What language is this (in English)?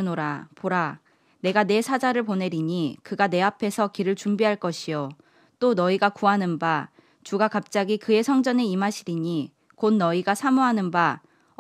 Korean